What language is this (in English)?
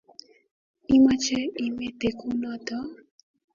Kalenjin